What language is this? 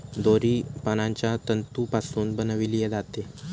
Marathi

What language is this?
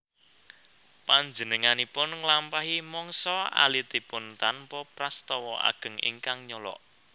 Javanese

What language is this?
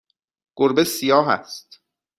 Persian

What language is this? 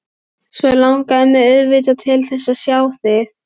Icelandic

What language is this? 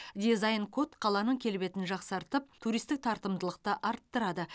Kazakh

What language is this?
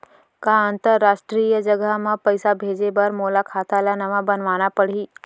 Chhattisgarhi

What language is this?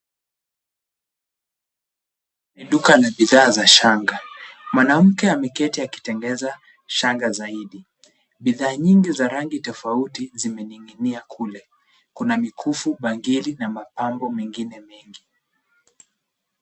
Swahili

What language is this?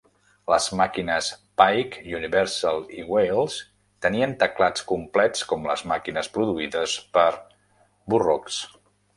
Catalan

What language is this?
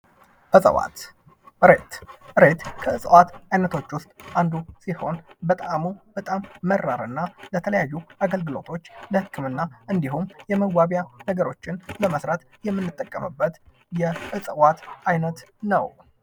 Amharic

